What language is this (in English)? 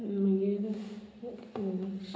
Konkani